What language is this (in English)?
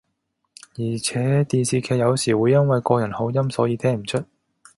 Cantonese